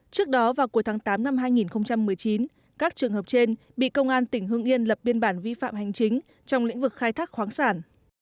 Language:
Vietnamese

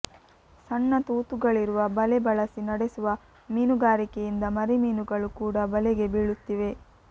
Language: Kannada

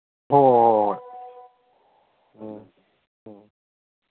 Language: Manipuri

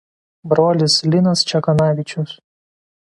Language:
Lithuanian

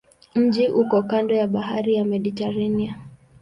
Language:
Swahili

